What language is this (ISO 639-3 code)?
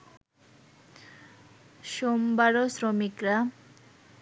ben